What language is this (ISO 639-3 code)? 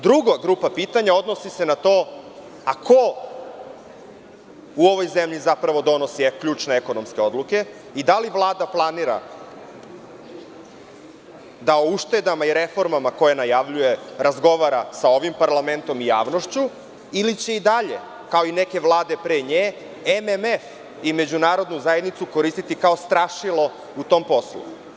srp